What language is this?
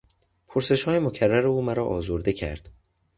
Persian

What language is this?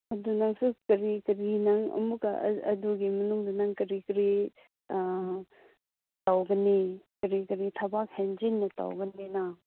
Manipuri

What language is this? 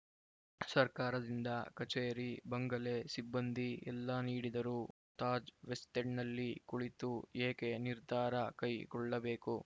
Kannada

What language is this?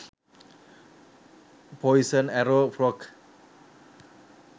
Sinhala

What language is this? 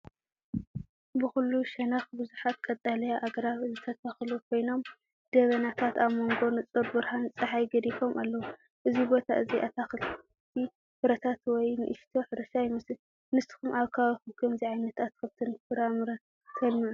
Tigrinya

